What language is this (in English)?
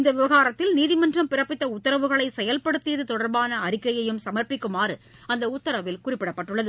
Tamil